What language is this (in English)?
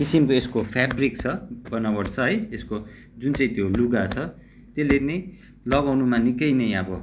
Nepali